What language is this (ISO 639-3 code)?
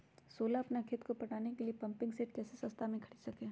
mag